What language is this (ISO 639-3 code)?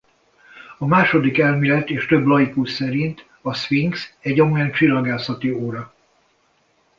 hun